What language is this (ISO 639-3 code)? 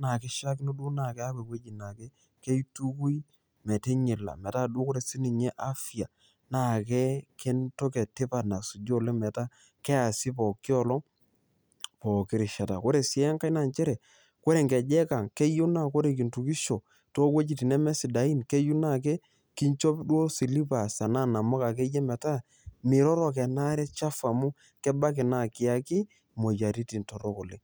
mas